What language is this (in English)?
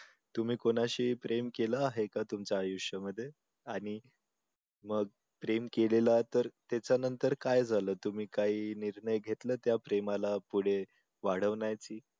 Marathi